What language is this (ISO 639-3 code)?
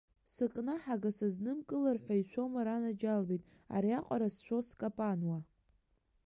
abk